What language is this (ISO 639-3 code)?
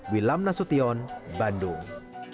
ind